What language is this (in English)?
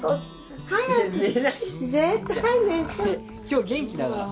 Japanese